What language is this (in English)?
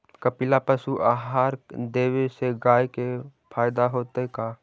Magahi